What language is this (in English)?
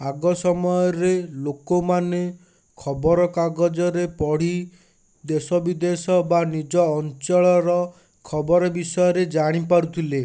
Odia